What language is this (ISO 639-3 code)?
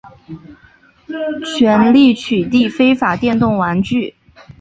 zho